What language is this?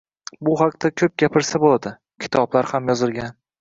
Uzbek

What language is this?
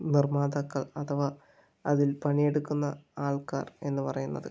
Malayalam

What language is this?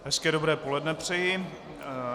Czech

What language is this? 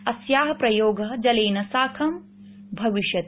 Sanskrit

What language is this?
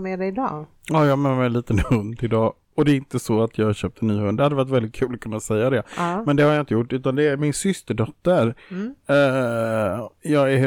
Swedish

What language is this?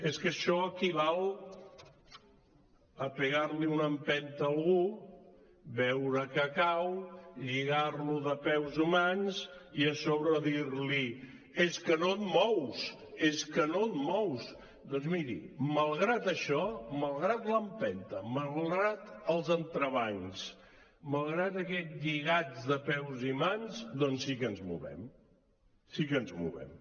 Catalan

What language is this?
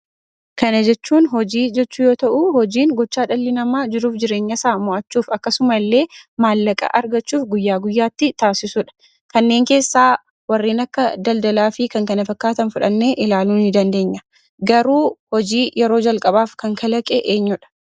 Oromo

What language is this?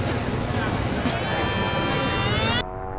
Vietnamese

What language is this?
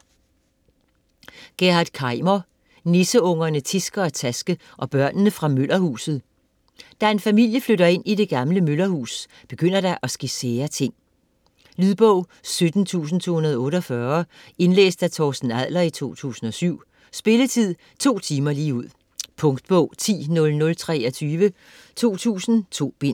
Danish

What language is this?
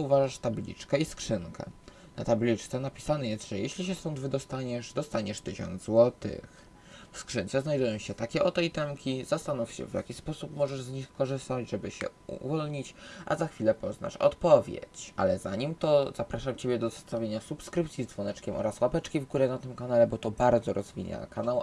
Polish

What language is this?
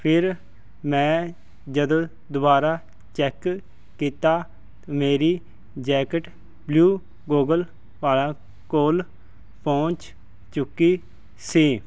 Punjabi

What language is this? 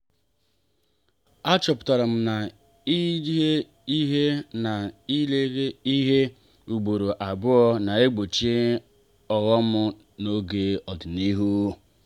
Igbo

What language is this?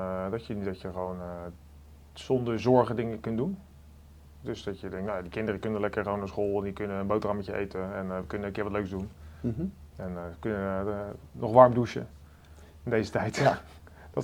Dutch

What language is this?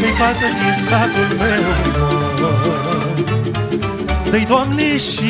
Romanian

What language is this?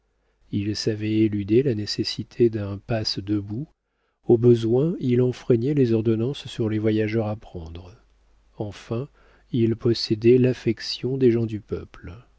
French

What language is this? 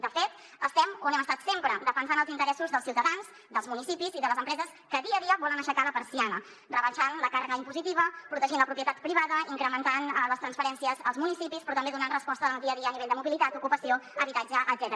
Catalan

